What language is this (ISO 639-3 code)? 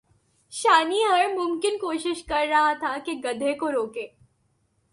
urd